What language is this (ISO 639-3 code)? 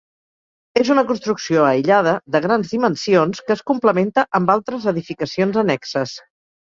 cat